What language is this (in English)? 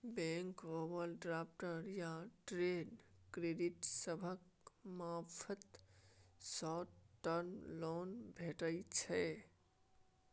Maithili